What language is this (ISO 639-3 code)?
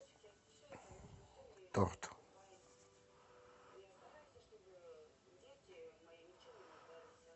rus